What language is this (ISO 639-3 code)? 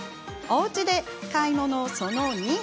jpn